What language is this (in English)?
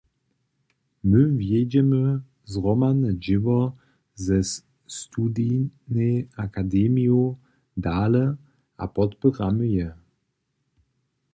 Upper Sorbian